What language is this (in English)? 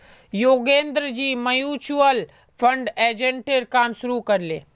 Magahi